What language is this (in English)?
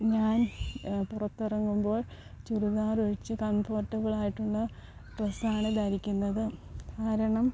Malayalam